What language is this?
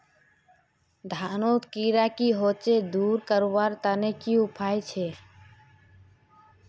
Magahi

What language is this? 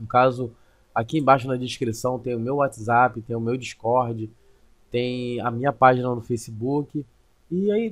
Portuguese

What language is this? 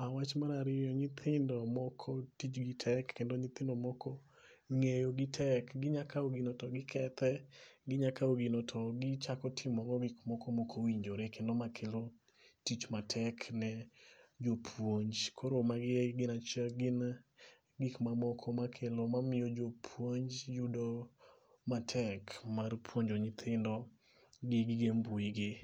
Luo (Kenya and Tanzania)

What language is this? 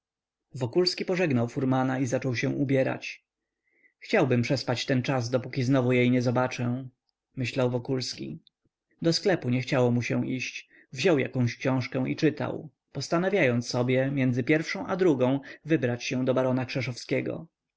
Polish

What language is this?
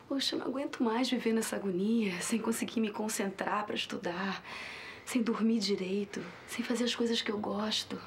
Portuguese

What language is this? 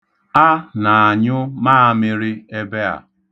Igbo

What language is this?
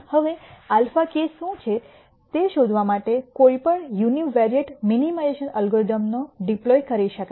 Gujarati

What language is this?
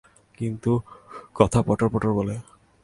Bangla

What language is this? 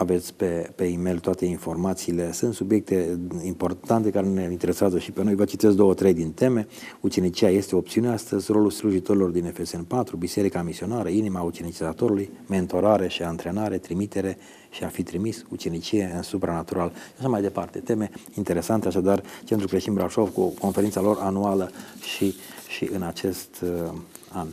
Romanian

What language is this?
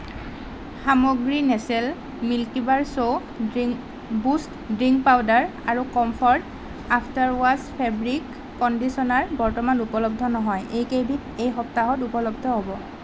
Assamese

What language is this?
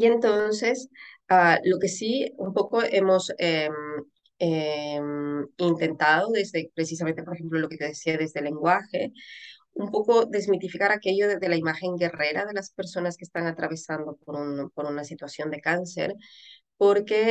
Spanish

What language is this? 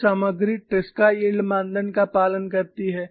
Hindi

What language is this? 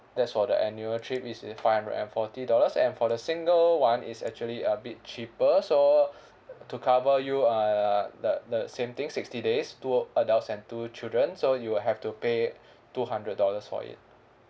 English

